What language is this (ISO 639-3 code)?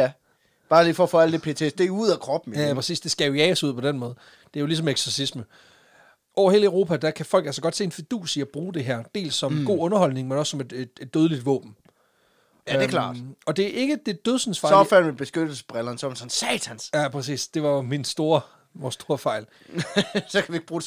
dan